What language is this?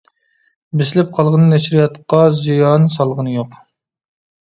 Uyghur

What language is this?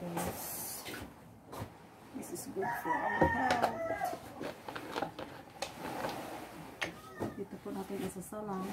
Filipino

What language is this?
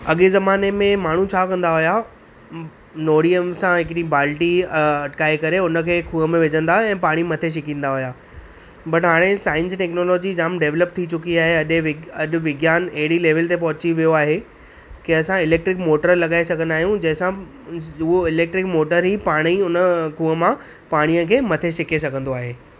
Sindhi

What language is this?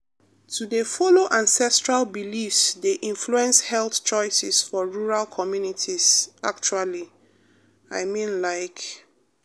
Nigerian Pidgin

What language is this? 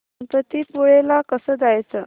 Marathi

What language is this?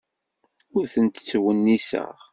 Kabyle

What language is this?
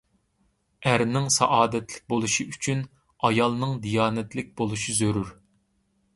Uyghur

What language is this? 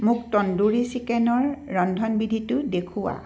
Assamese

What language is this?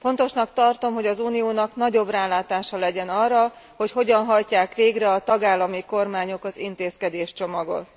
Hungarian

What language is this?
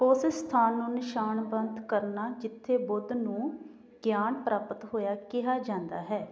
Punjabi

